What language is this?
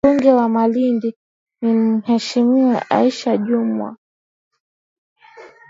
Swahili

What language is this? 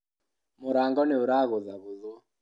Kikuyu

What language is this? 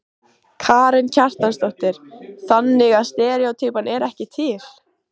Icelandic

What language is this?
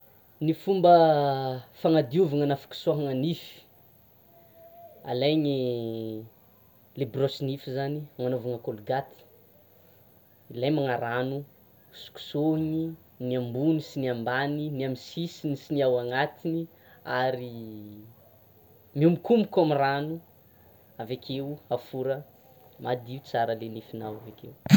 Tsimihety Malagasy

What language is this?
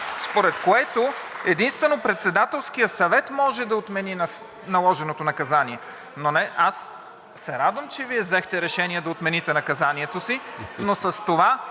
Bulgarian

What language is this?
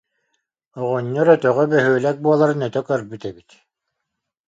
Yakut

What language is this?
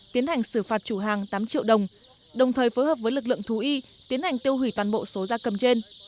Vietnamese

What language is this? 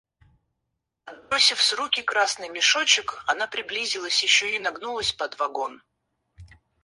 Russian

